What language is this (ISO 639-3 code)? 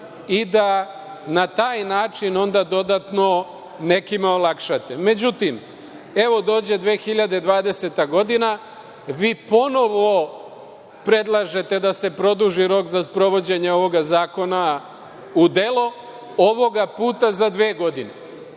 srp